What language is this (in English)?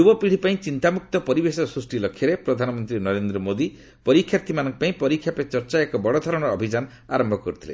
Odia